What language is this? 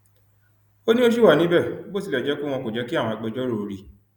Yoruba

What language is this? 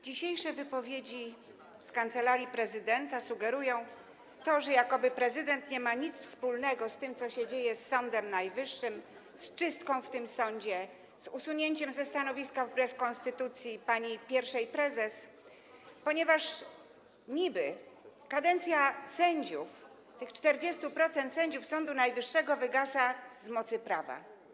Polish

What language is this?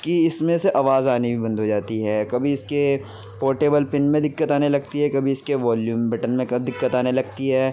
Urdu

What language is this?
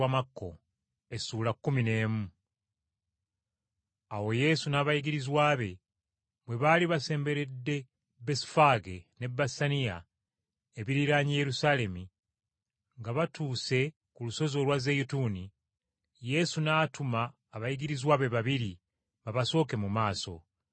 Ganda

